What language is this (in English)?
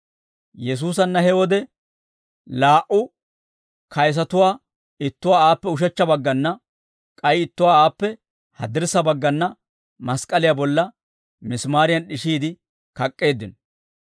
Dawro